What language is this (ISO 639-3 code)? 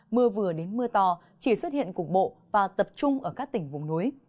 vie